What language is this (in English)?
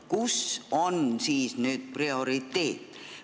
Estonian